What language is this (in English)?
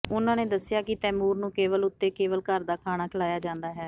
Punjabi